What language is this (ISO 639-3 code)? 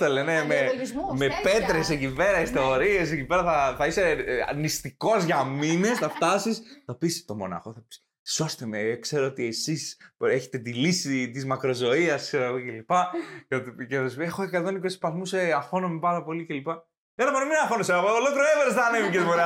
ell